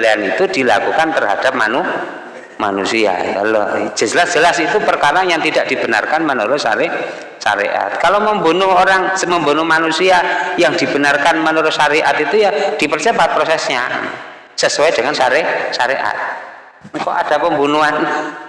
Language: Indonesian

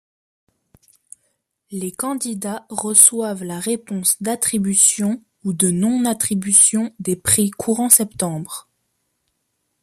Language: French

